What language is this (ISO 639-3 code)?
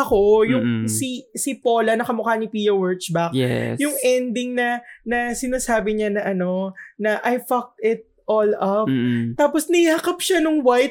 fil